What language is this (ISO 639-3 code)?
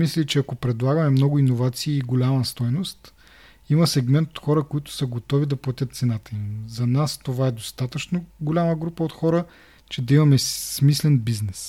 bul